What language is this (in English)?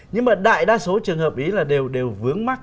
Vietnamese